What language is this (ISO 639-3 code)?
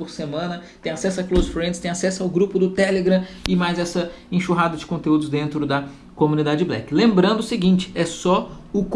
por